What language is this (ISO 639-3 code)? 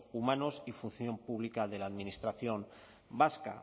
spa